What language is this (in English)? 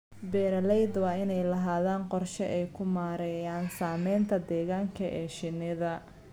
Somali